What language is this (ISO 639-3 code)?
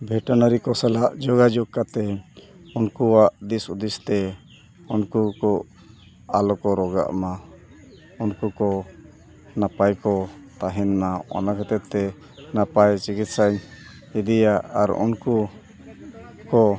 sat